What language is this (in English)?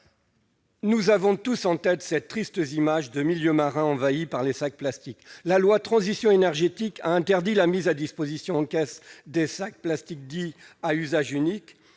French